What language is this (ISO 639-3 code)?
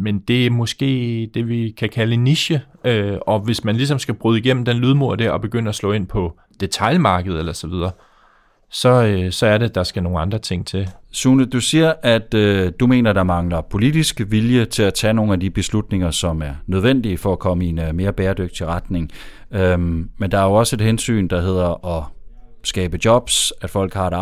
dan